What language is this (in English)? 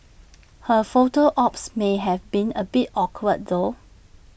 English